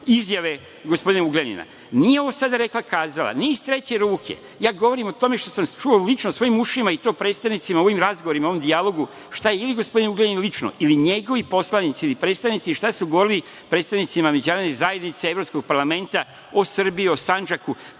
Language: Serbian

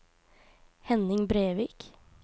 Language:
Norwegian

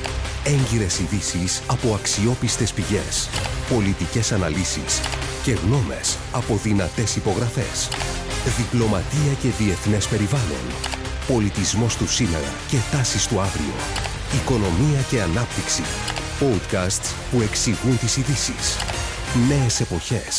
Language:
Greek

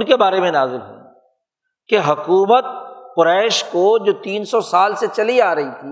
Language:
Urdu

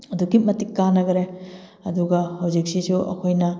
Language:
Manipuri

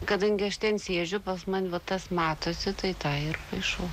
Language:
Lithuanian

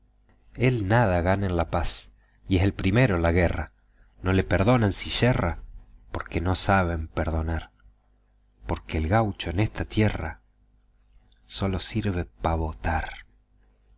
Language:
Spanish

